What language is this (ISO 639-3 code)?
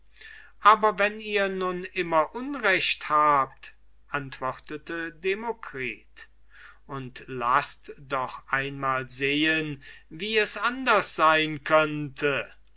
deu